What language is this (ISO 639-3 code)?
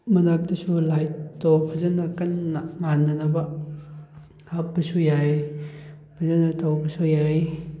mni